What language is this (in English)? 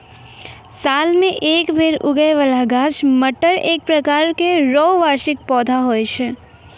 Maithili